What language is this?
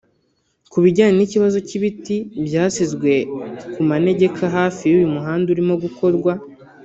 Kinyarwanda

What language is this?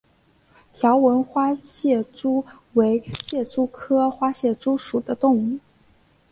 Chinese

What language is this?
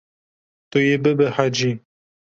Kurdish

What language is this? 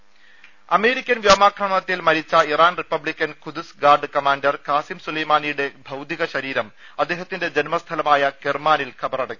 Malayalam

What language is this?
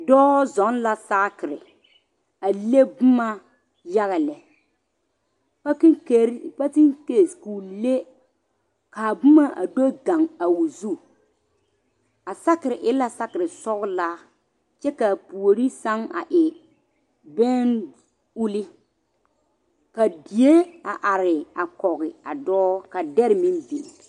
Southern Dagaare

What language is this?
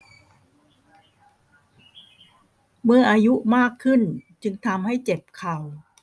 Thai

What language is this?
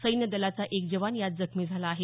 Marathi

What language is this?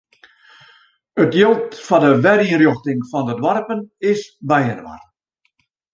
Western Frisian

